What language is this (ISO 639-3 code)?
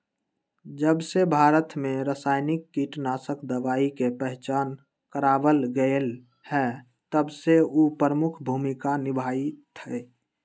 mag